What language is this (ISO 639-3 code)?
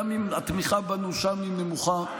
heb